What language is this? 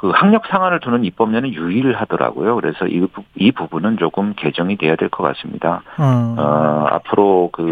Korean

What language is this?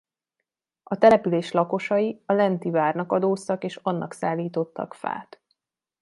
Hungarian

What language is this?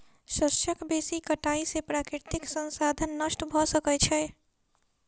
Maithili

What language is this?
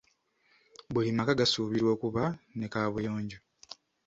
Ganda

